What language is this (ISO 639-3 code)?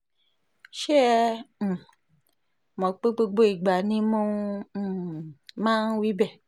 yor